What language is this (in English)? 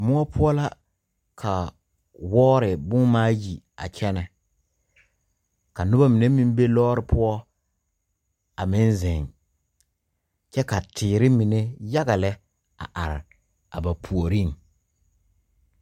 Southern Dagaare